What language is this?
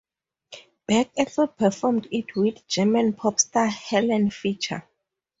English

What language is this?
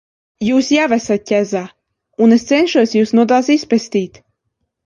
Latvian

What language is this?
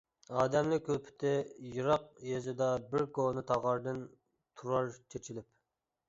Uyghur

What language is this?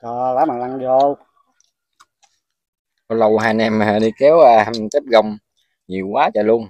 Vietnamese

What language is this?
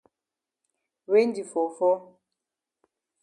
Cameroon Pidgin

